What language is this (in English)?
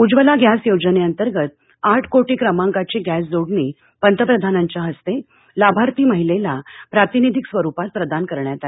Marathi